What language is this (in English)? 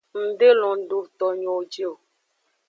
Aja (Benin)